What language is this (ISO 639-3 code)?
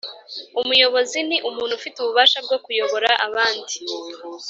kin